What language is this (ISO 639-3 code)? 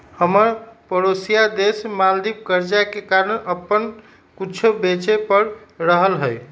mag